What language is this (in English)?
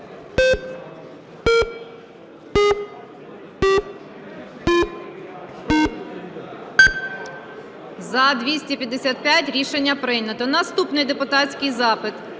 Ukrainian